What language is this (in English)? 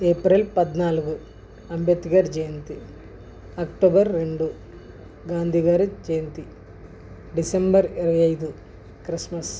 Telugu